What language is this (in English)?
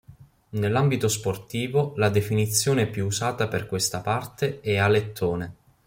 Italian